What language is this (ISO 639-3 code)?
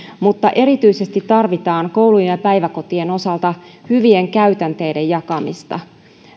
fin